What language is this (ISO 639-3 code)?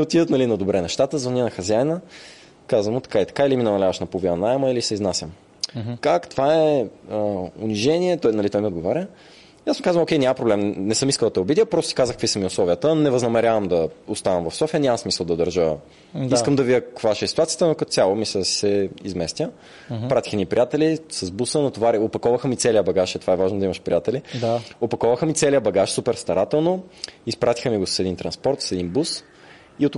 bul